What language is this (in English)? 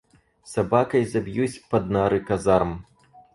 Russian